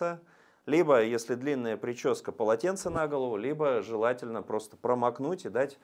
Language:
Russian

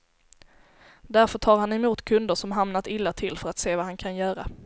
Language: Swedish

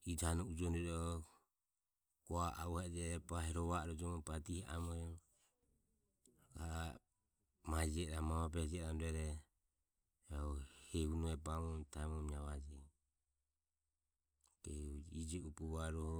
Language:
Ömie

